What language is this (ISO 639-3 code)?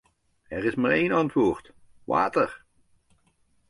nld